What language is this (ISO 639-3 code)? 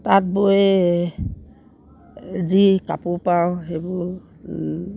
asm